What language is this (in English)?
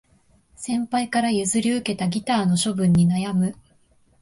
Japanese